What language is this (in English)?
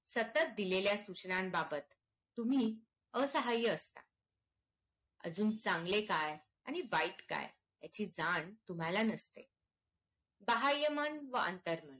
Marathi